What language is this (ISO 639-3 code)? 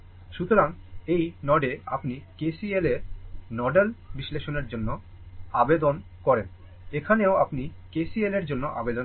ben